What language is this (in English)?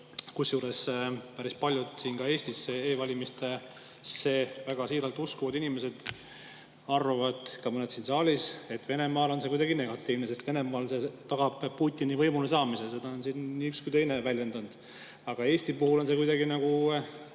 Estonian